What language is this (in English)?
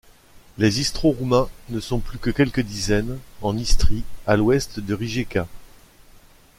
French